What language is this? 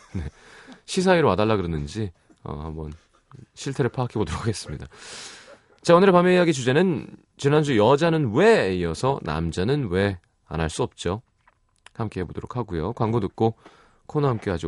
Korean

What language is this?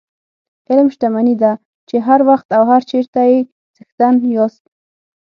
Pashto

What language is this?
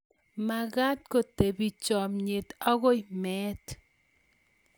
Kalenjin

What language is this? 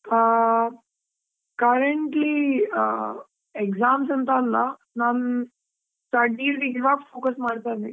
Kannada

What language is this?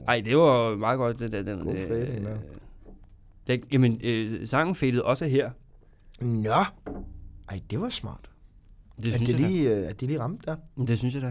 Danish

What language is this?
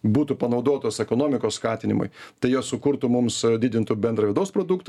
Lithuanian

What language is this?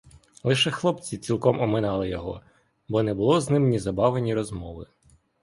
Ukrainian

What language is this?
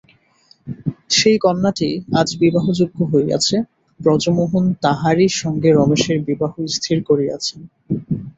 Bangla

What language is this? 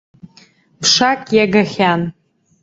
Abkhazian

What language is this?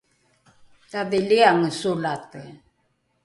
Rukai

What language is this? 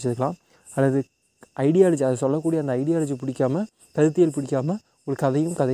Tamil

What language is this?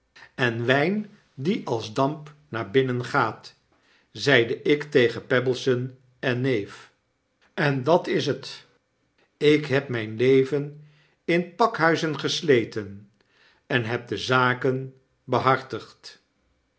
Dutch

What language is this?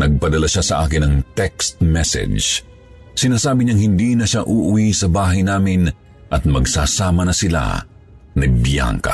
Filipino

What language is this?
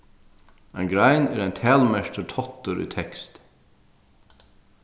Faroese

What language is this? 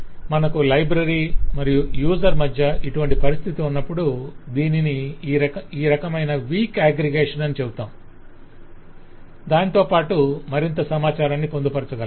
Telugu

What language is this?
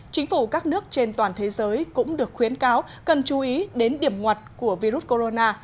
Vietnamese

